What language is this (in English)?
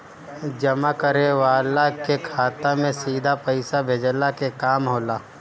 Bhojpuri